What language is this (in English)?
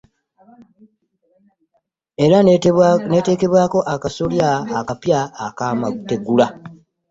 Ganda